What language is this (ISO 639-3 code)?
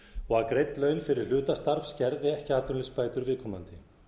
isl